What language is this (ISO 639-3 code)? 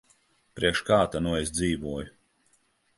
lav